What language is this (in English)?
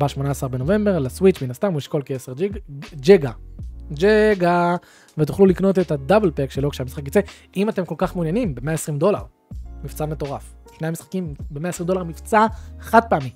Hebrew